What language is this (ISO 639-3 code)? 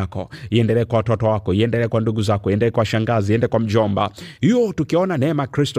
swa